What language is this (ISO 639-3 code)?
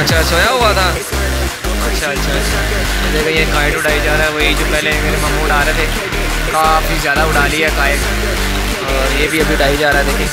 hin